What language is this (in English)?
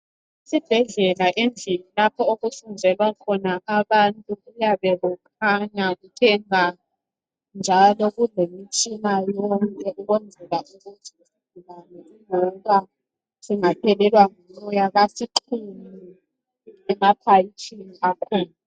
North Ndebele